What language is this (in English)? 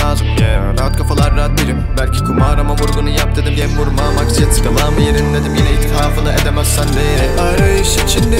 Turkish